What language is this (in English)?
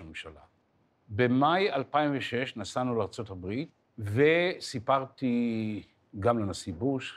Hebrew